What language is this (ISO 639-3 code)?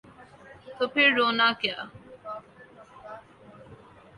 urd